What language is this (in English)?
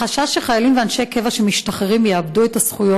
Hebrew